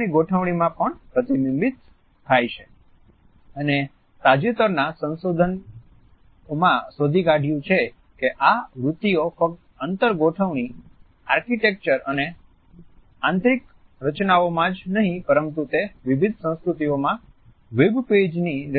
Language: Gujarati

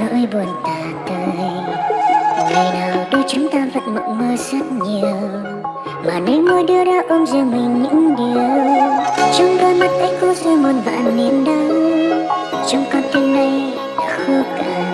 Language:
Vietnamese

